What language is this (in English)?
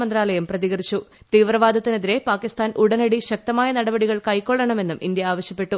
Malayalam